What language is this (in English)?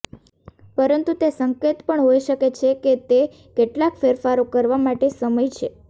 Gujarati